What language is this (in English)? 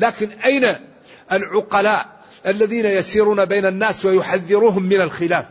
Arabic